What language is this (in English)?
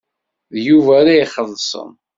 Kabyle